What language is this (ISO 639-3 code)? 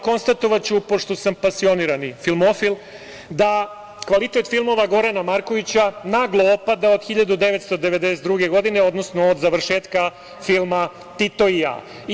srp